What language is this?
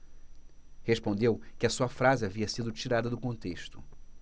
Portuguese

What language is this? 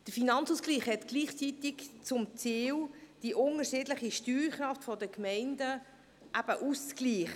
Swiss German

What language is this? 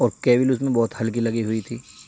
Urdu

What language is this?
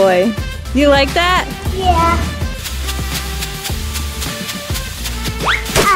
English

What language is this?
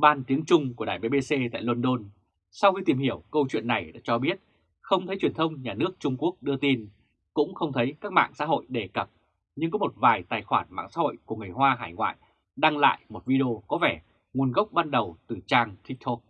Vietnamese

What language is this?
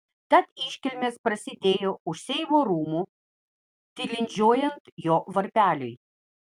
Lithuanian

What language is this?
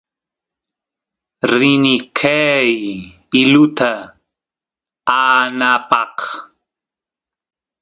Santiago del Estero Quichua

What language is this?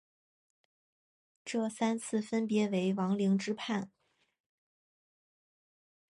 Chinese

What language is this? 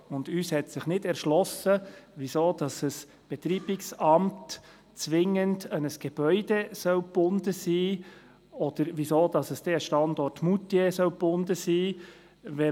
Swiss German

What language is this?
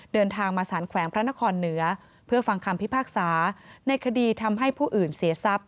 Thai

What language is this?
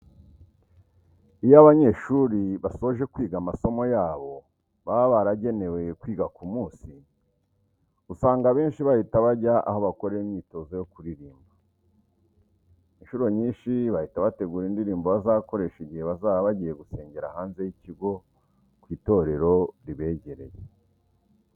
Kinyarwanda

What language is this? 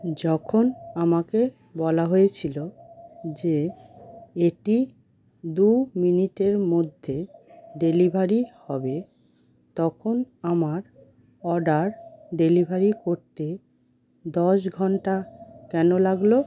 Bangla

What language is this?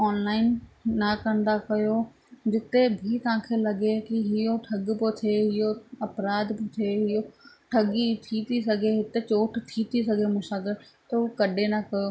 Sindhi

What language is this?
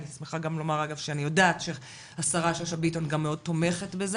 Hebrew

